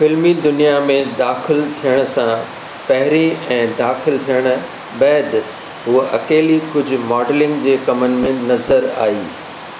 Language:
Sindhi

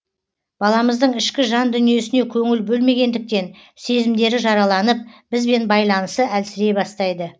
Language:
Kazakh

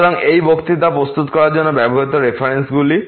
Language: Bangla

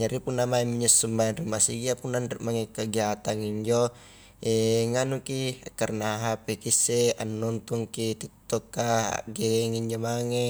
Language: Highland Konjo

